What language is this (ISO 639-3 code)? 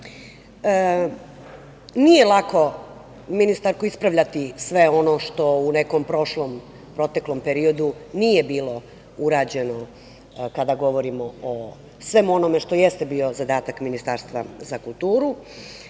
srp